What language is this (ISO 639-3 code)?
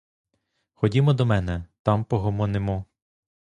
ukr